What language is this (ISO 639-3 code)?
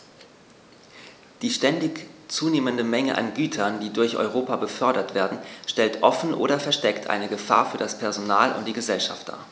deu